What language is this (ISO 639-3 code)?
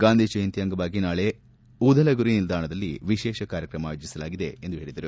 kan